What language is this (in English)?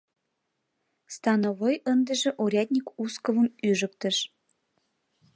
Mari